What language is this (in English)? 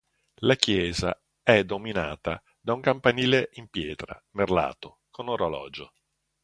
Italian